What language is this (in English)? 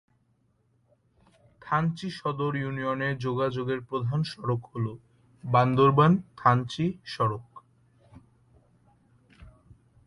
Bangla